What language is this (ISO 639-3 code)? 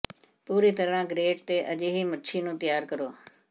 pan